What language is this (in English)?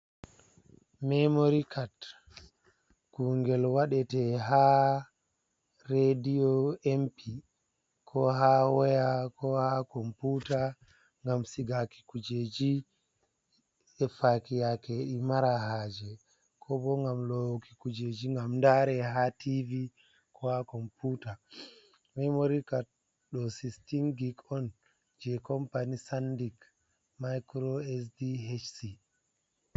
Fula